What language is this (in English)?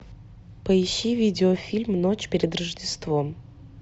Russian